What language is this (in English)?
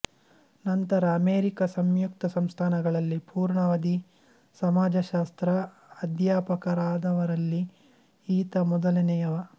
Kannada